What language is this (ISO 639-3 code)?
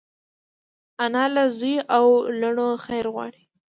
pus